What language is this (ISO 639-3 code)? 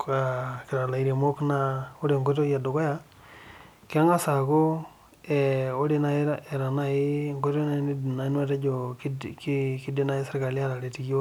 mas